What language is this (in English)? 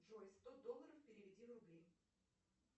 Russian